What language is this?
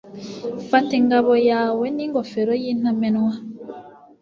Kinyarwanda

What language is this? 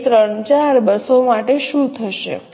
Gujarati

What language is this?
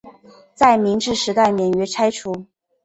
Chinese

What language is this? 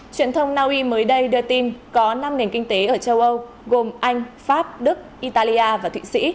Vietnamese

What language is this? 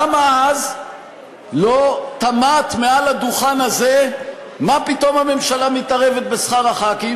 Hebrew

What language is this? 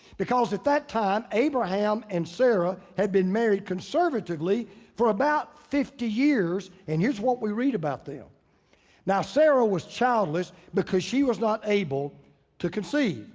English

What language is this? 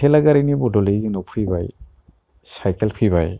Bodo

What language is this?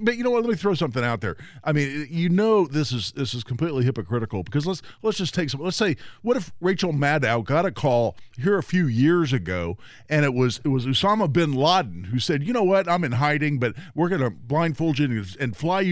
English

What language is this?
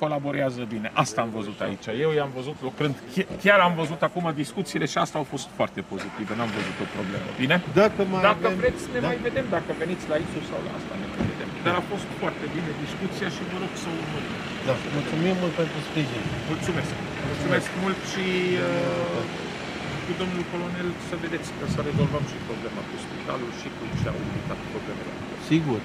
Romanian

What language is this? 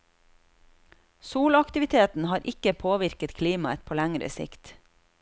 Norwegian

